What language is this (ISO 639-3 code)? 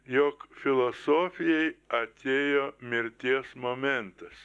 lit